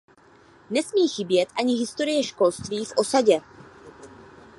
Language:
Czech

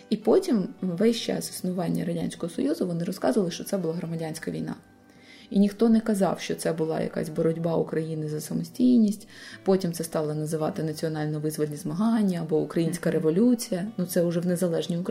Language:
Ukrainian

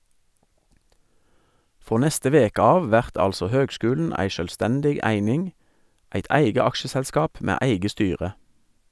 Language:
Norwegian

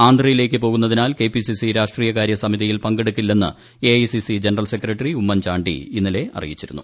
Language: Malayalam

